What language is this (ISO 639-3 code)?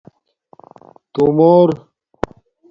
dmk